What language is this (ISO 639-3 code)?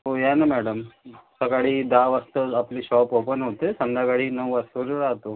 mar